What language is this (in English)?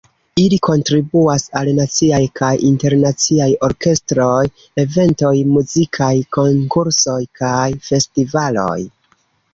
Esperanto